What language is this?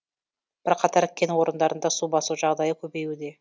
Kazakh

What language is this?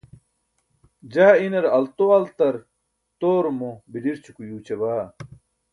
Burushaski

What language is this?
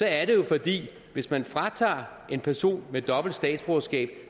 Danish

